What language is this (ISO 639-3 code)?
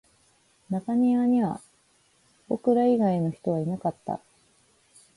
jpn